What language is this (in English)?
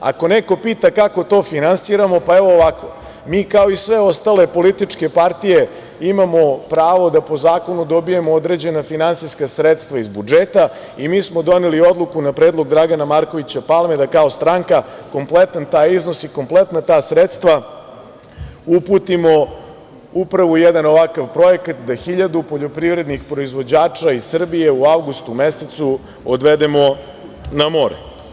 Serbian